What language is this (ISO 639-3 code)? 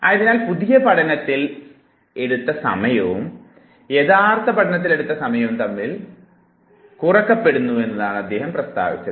mal